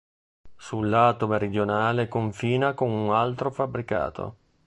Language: Italian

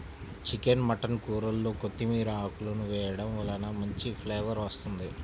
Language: Telugu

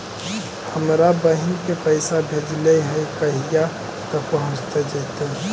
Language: Magahi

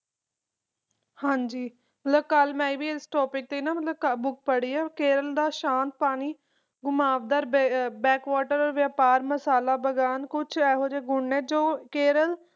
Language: Punjabi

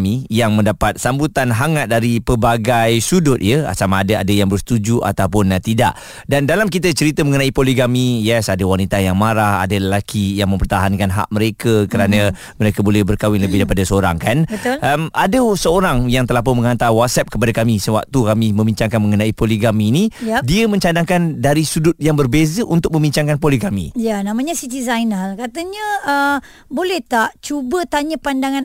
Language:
Malay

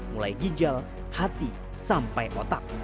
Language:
Indonesian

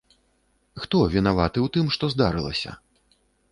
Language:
Belarusian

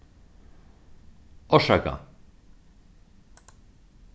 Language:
Faroese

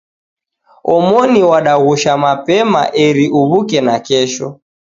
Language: Taita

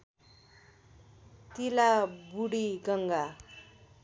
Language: Nepali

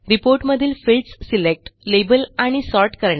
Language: Marathi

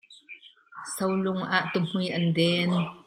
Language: Hakha Chin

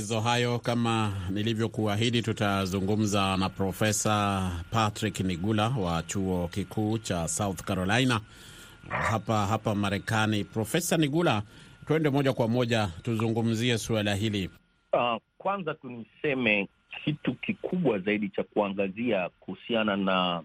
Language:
Swahili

